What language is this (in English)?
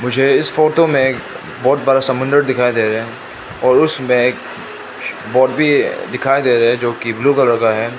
Hindi